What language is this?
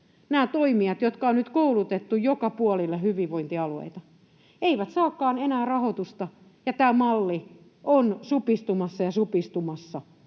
Finnish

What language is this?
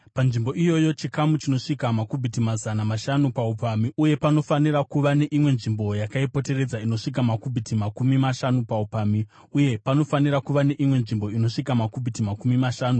Shona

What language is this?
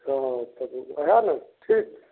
Maithili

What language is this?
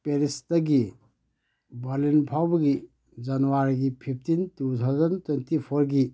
Manipuri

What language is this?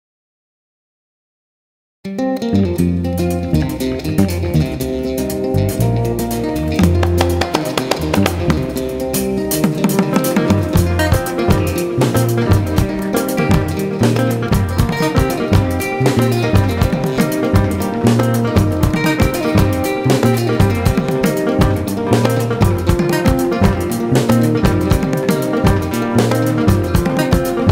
Greek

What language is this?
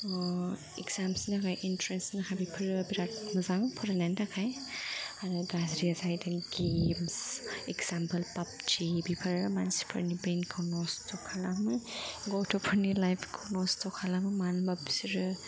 Bodo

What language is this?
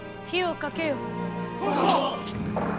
Japanese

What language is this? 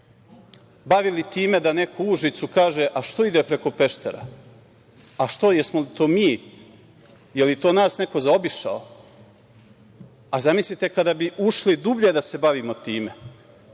Serbian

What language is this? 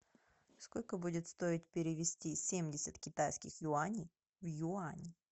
Russian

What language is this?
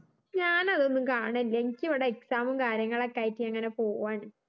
Malayalam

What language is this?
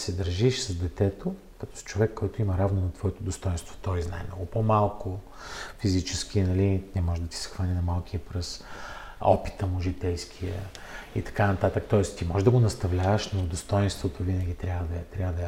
Bulgarian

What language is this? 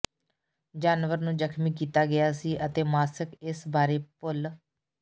Punjabi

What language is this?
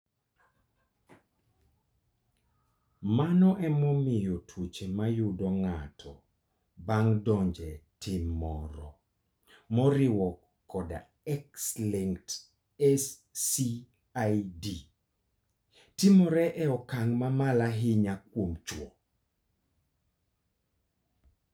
Luo (Kenya and Tanzania)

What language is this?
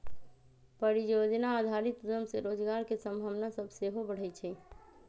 Magahi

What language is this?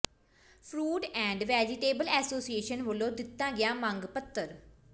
Punjabi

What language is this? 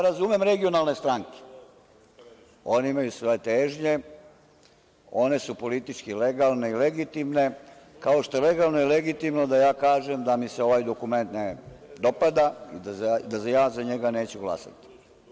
Serbian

